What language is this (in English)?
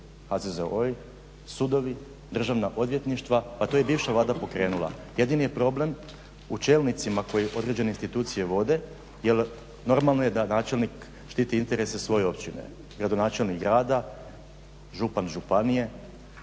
Croatian